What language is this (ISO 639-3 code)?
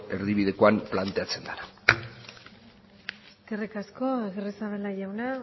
eus